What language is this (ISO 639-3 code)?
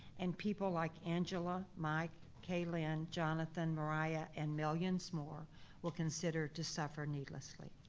eng